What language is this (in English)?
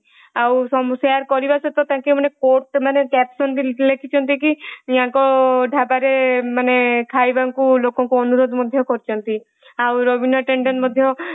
Odia